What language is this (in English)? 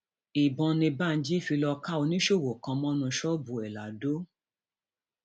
Yoruba